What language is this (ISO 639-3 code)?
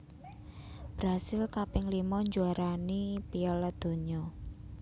jav